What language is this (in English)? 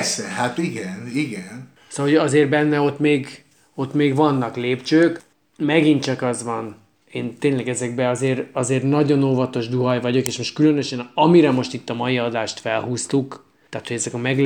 Hungarian